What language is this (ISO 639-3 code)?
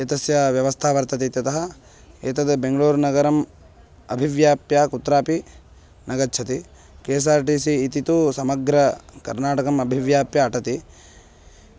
san